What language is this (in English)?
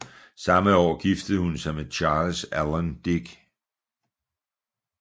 Danish